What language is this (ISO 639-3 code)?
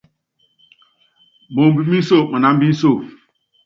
yav